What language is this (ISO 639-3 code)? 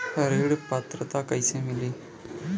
bho